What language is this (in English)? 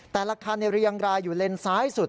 Thai